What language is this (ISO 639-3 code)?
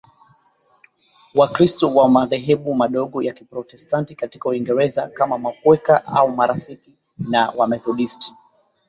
swa